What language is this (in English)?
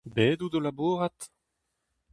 Breton